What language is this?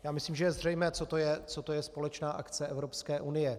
Czech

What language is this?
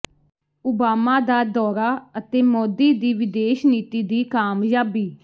Punjabi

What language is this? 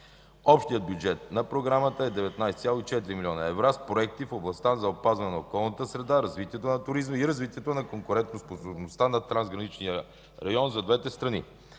Bulgarian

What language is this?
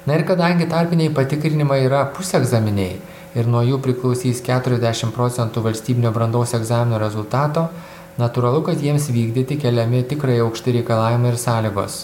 Lithuanian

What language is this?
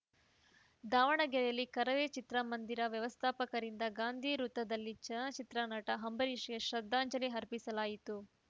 Kannada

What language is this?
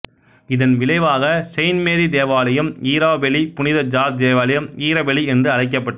Tamil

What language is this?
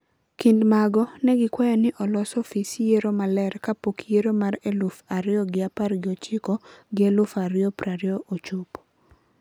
Luo (Kenya and Tanzania)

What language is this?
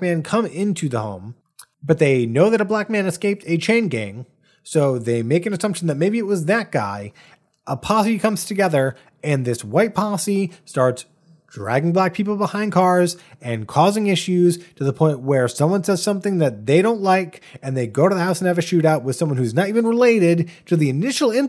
English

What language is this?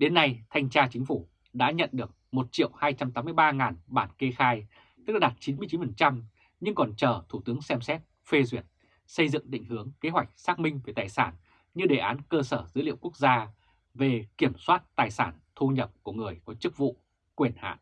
Vietnamese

